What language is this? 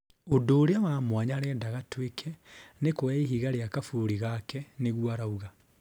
Kikuyu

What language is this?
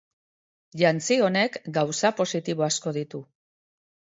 Basque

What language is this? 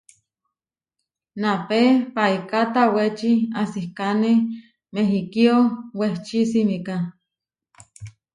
Huarijio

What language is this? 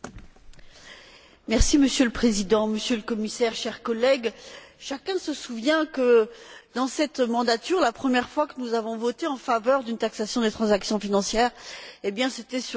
French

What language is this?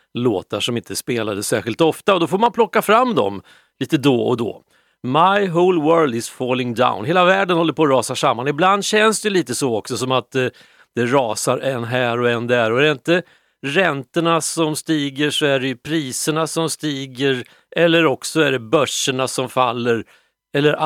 Swedish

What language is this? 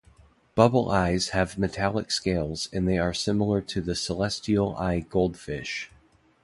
English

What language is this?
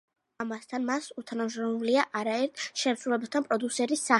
Georgian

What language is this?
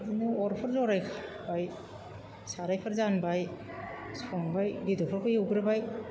Bodo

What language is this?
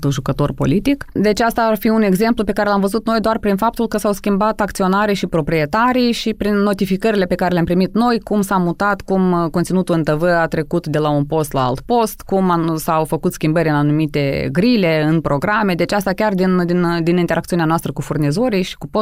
Romanian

